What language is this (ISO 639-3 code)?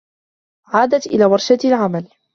ara